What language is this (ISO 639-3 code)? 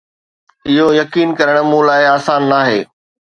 snd